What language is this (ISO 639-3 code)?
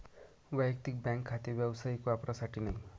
mar